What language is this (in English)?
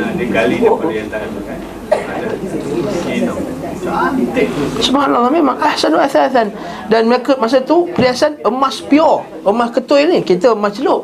Malay